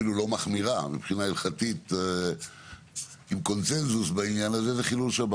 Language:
Hebrew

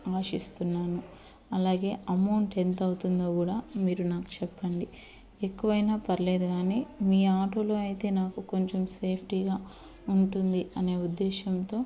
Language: Telugu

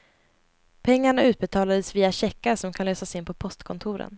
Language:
Swedish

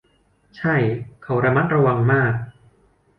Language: Thai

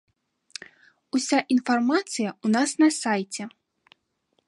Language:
Belarusian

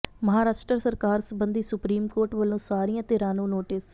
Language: Punjabi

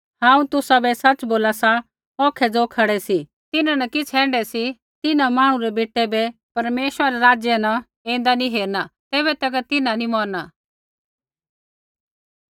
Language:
Kullu Pahari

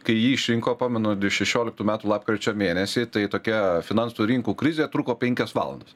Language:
Lithuanian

